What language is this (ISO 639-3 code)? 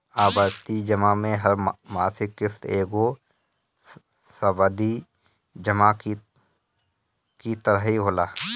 bho